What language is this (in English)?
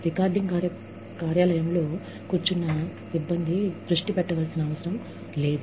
Telugu